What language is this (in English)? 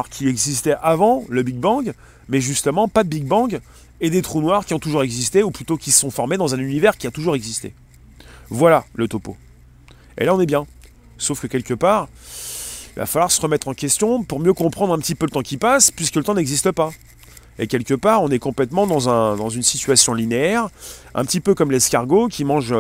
French